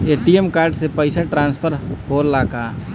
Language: Bhojpuri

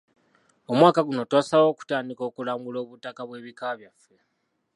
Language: Ganda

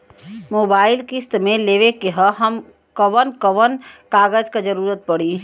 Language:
Bhojpuri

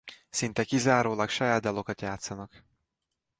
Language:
Hungarian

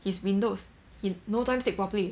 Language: English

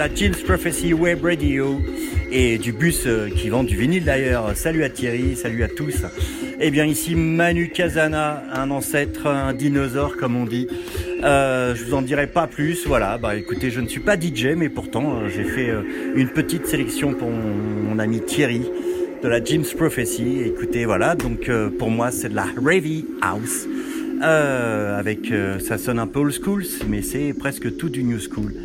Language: French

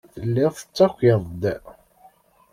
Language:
Kabyle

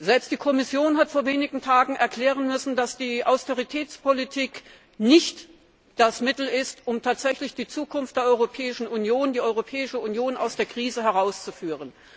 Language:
German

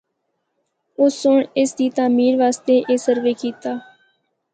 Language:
Northern Hindko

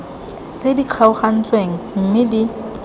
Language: Tswana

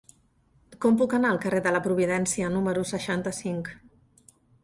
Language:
Catalan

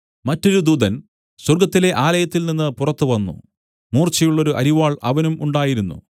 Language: Malayalam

